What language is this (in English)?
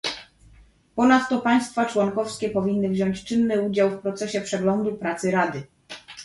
Polish